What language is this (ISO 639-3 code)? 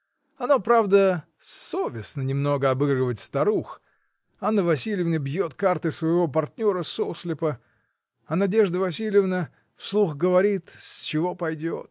rus